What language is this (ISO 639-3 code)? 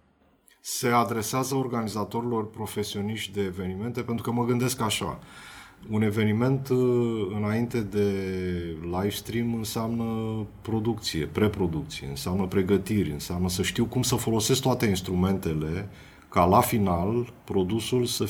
ron